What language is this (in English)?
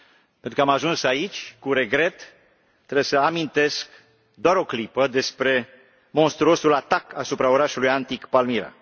Romanian